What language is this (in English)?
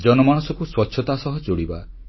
Odia